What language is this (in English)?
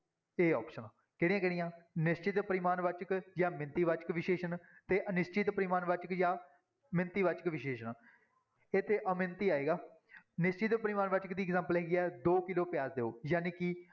Punjabi